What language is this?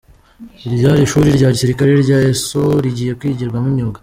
Kinyarwanda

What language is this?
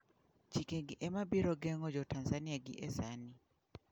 Luo (Kenya and Tanzania)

